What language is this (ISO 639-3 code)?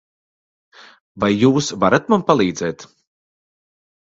lav